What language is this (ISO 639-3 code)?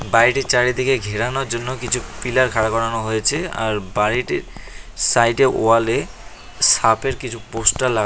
ben